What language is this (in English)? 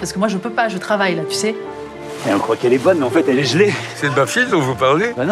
French